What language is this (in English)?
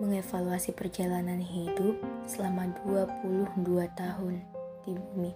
Indonesian